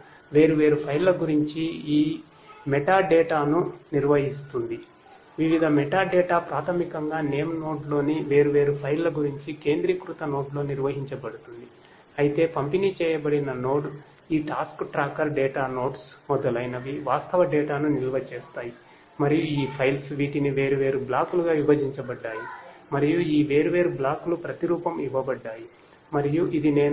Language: Telugu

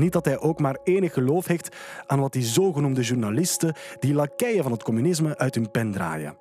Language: Dutch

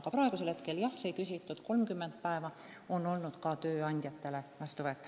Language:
Estonian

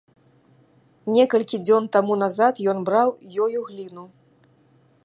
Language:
Belarusian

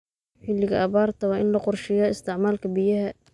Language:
Somali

